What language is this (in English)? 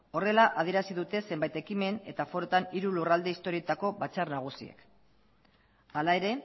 Basque